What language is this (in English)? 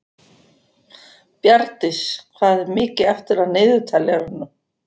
Icelandic